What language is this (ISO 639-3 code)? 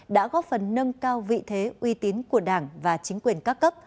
vie